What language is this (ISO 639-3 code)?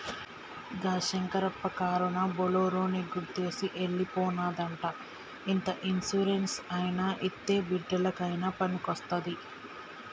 tel